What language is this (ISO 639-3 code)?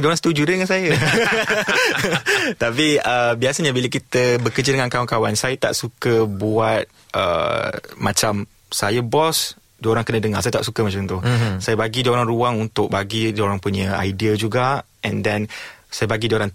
msa